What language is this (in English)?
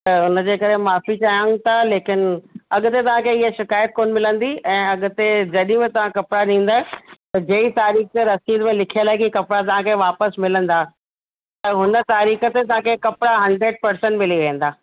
Sindhi